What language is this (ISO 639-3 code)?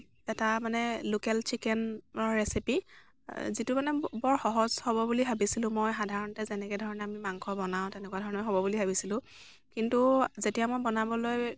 asm